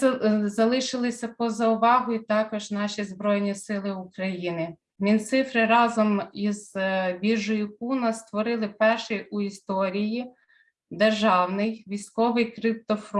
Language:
Ukrainian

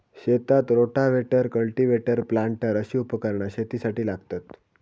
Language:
Marathi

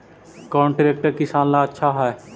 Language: Magahi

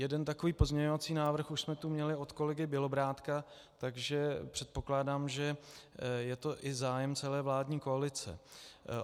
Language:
Czech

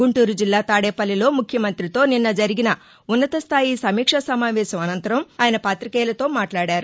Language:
Telugu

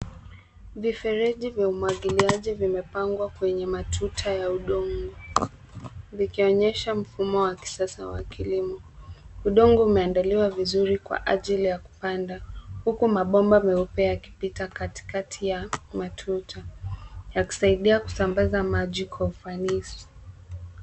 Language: Swahili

